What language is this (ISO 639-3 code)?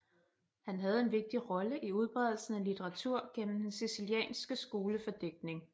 dan